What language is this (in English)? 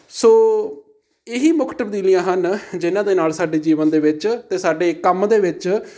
Punjabi